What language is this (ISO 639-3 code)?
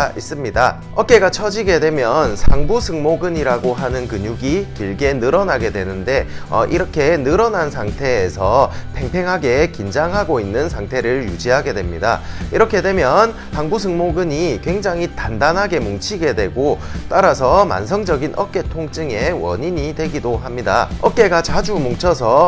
kor